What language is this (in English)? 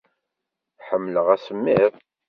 Kabyle